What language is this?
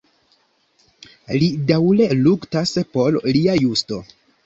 Esperanto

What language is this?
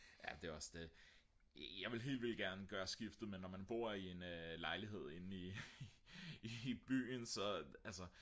Danish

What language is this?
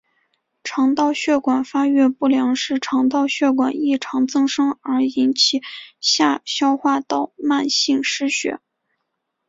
Chinese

